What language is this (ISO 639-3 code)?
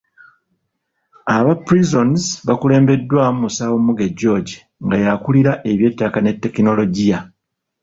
lug